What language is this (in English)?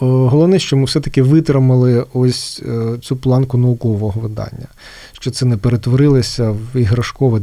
Ukrainian